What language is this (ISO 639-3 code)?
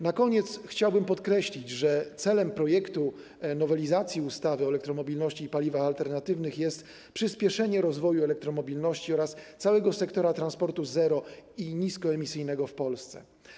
pol